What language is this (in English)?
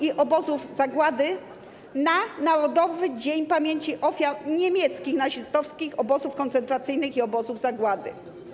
Polish